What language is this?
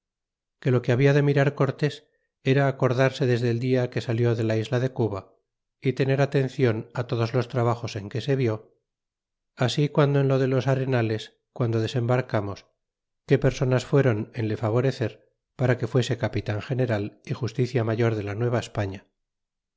Spanish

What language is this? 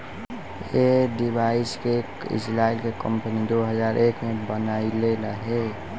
Bhojpuri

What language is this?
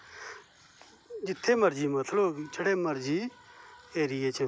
Dogri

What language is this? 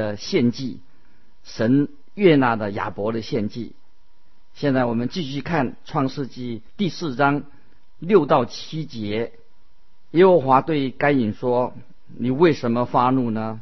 Chinese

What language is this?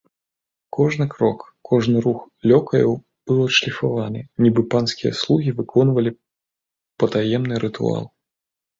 Belarusian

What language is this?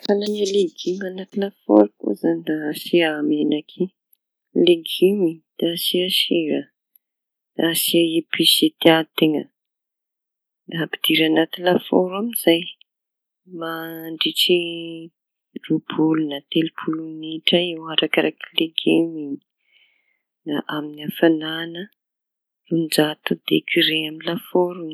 Tanosy Malagasy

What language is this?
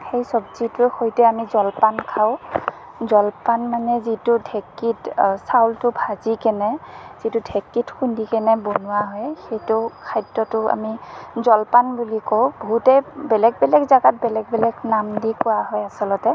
Assamese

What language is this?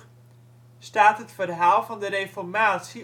Dutch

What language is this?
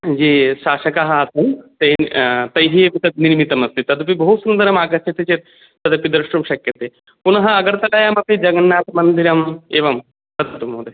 Sanskrit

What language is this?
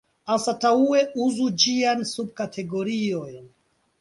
Esperanto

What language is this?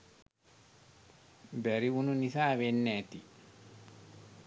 Sinhala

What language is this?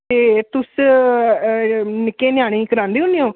Dogri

